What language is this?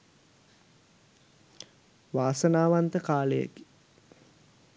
Sinhala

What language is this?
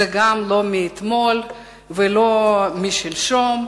Hebrew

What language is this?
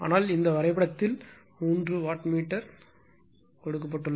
Tamil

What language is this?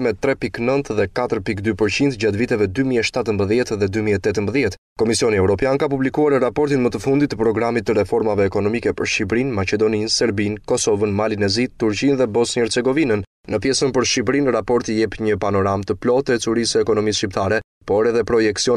Romanian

